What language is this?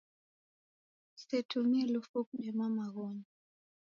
Taita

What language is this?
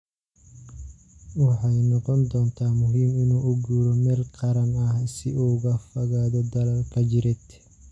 Somali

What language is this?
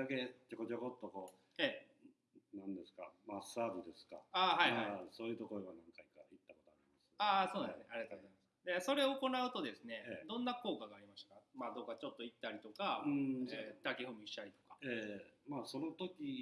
Japanese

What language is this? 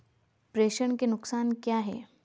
Hindi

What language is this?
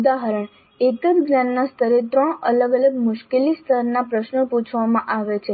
Gujarati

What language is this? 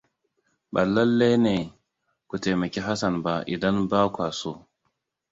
Hausa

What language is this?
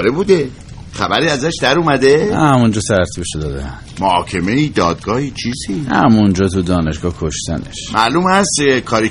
Persian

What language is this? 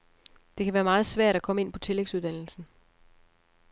Danish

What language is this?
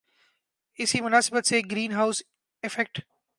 Urdu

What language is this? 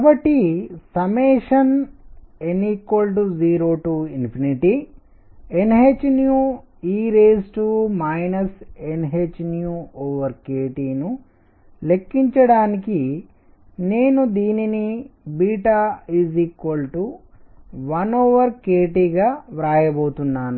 Telugu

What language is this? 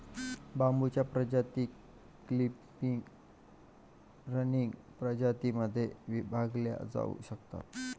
Marathi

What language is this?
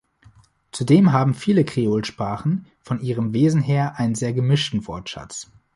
German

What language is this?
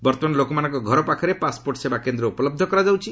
Odia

